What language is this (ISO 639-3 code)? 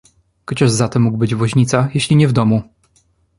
pol